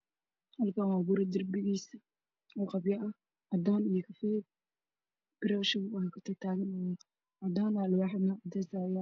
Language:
Somali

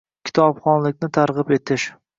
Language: Uzbek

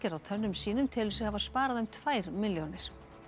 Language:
Icelandic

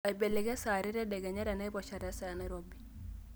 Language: Masai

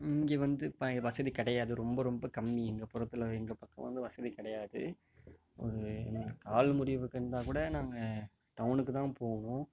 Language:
Tamil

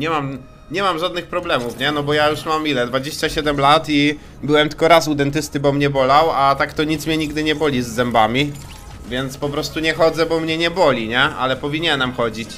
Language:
Polish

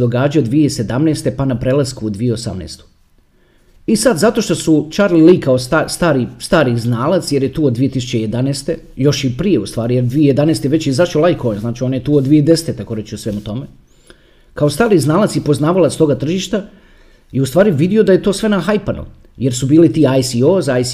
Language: Croatian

